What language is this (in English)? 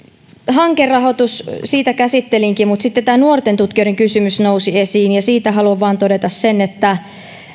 Finnish